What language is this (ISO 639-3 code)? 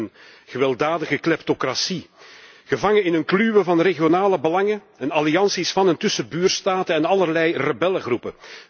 nld